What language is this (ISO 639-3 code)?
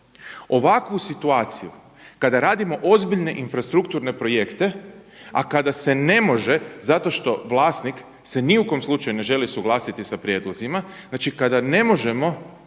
hrv